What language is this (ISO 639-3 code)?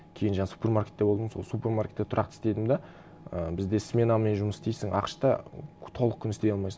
kaz